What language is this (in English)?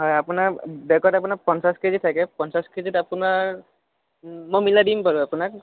Assamese